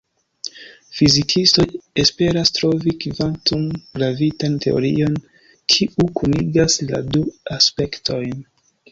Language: Esperanto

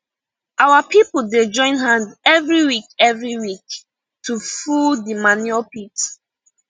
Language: Nigerian Pidgin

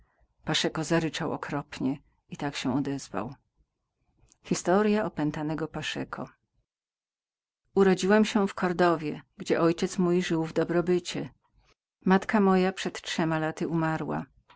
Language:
Polish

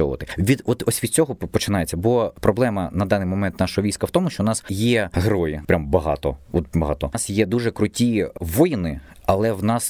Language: Ukrainian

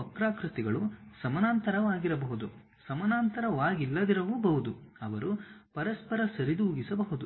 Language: Kannada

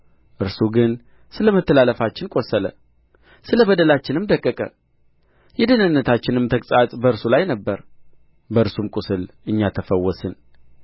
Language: Amharic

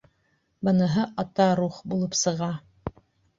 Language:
Bashkir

